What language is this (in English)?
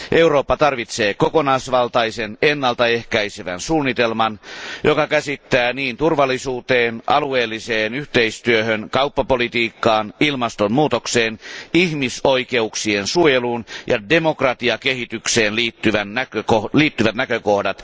Finnish